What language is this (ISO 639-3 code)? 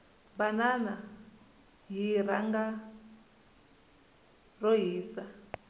tso